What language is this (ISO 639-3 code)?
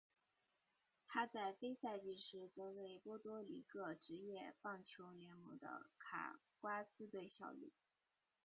zho